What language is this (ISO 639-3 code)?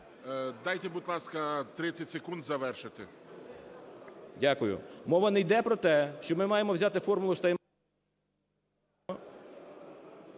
ukr